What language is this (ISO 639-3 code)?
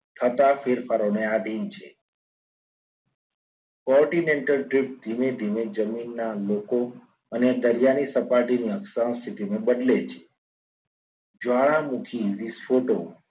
guj